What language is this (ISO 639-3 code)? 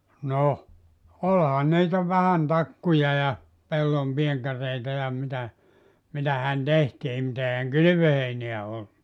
fin